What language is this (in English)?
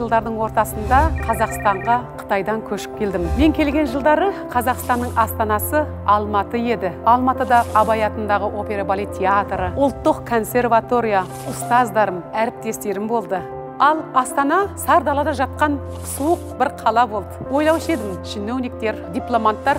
Russian